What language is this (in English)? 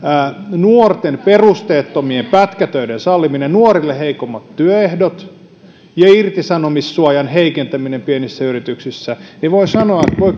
Finnish